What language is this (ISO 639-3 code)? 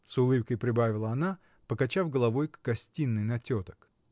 rus